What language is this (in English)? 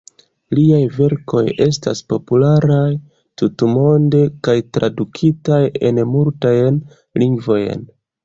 Esperanto